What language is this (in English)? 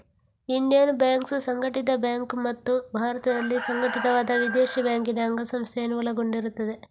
Kannada